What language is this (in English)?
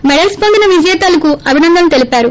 Telugu